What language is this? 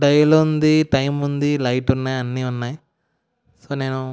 Telugu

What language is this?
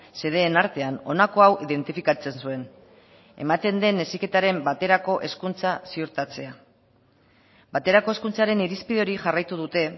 Basque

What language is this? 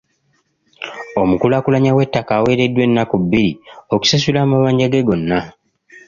Ganda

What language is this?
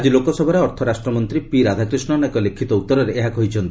Odia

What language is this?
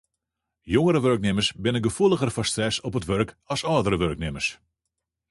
Western Frisian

